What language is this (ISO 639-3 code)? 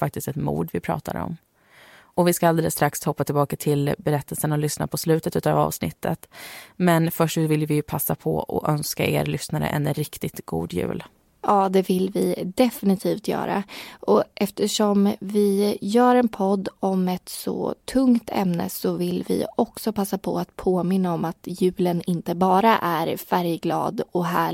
swe